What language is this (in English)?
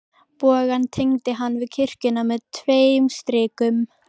Icelandic